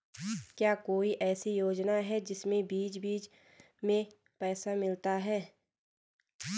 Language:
Hindi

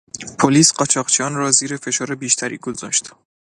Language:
Persian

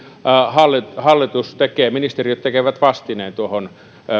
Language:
Finnish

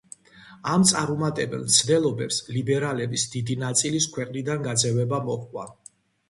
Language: Georgian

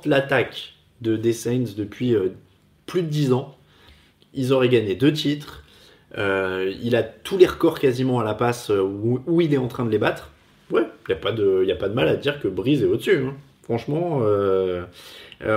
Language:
French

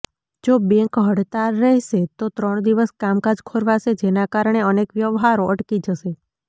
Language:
Gujarati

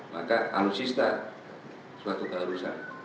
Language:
Indonesian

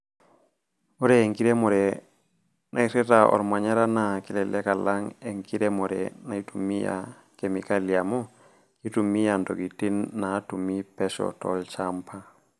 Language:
Masai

